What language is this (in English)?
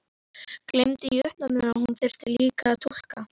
Icelandic